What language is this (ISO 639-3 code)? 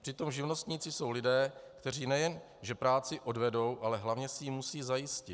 ces